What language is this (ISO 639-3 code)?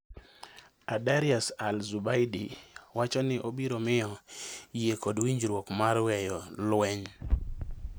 luo